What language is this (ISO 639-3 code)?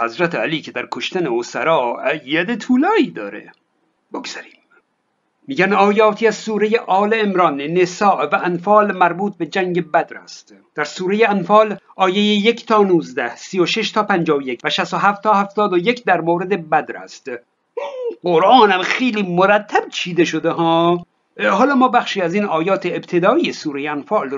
fas